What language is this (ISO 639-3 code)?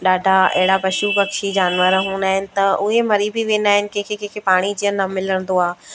snd